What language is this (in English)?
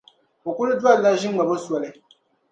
Dagbani